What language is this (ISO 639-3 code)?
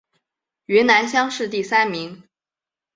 zho